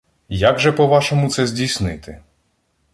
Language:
Ukrainian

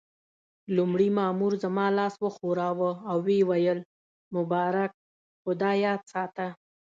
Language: Pashto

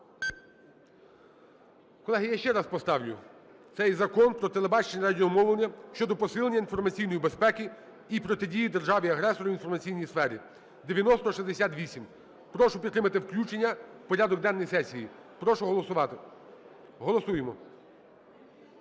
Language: Ukrainian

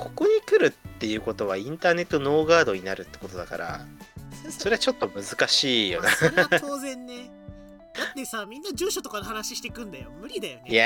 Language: Japanese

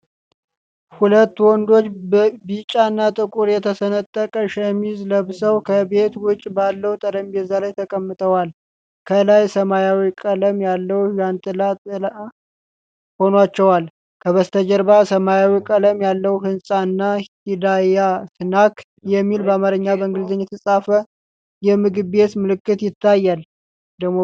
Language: Amharic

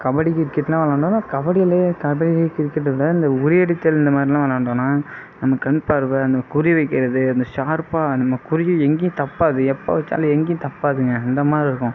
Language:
Tamil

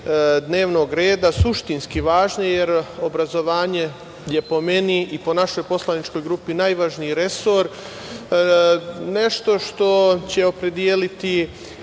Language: Serbian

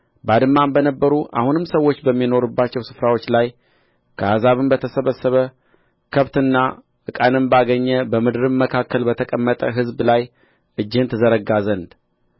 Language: Amharic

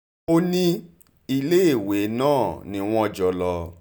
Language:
Yoruba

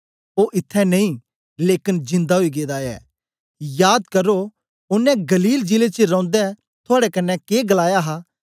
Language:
Dogri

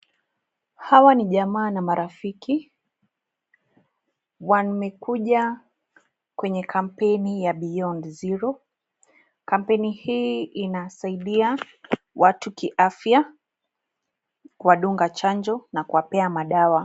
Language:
Swahili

